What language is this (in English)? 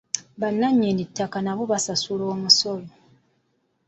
Ganda